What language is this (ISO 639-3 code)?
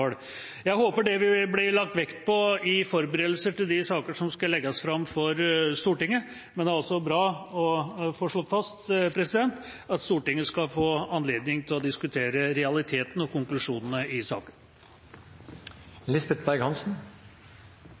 nob